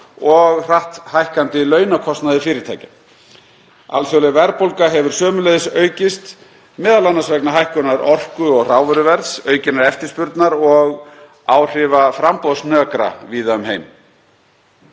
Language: Icelandic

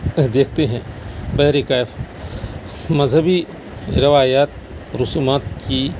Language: Urdu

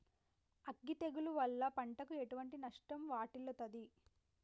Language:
Telugu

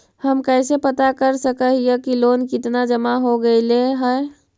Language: Magahi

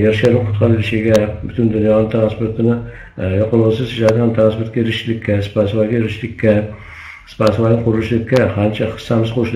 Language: Turkish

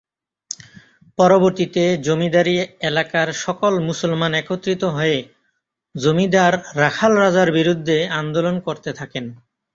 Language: Bangla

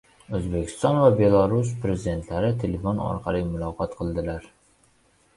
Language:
Uzbek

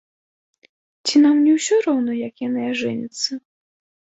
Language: Belarusian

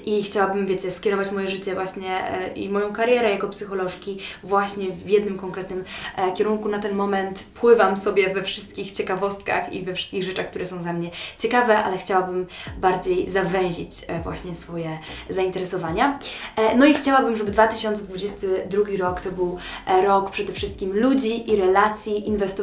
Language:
Polish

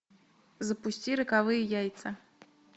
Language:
Russian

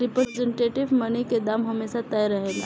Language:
Bhojpuri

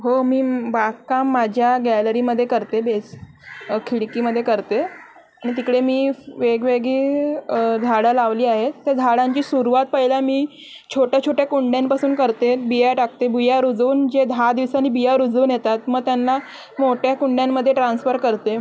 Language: Marathi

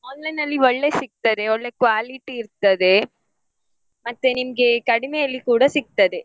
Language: Kannada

